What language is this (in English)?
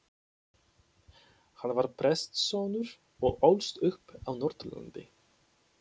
Icelandic